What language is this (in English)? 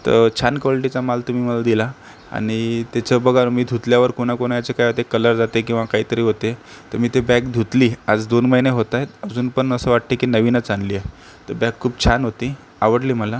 Marathi